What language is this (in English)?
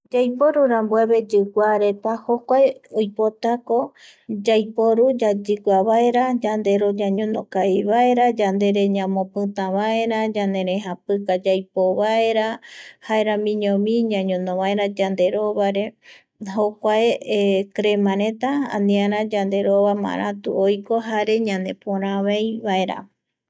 Eastern Bolivian Guaraní